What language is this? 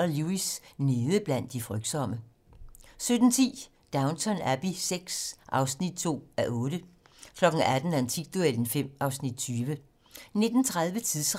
Danish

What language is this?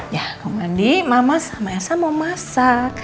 Indonesian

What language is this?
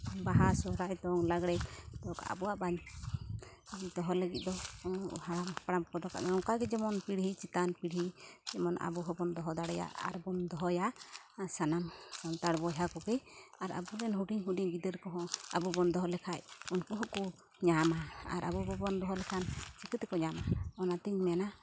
Santali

